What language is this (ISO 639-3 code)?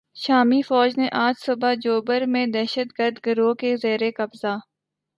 urd